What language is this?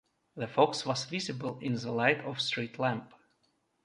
English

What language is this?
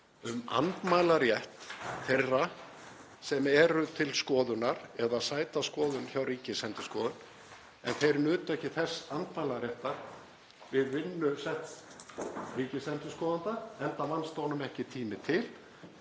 Icelandic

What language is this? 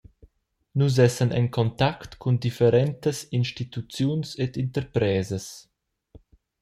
Romansh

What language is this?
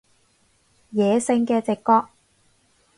Cantonese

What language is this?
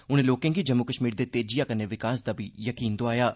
Dogri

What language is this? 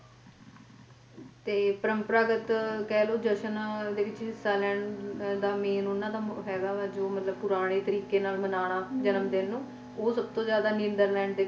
Punjabi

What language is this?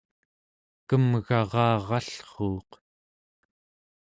Central Yupik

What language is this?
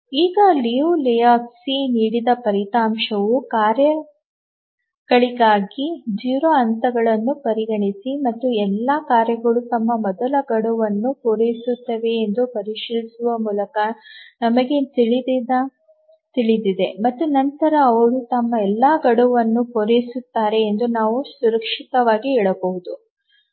Kannada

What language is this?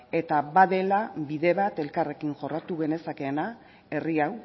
Basque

